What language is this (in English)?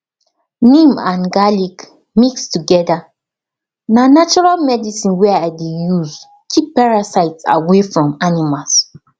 Nigerian Pidgin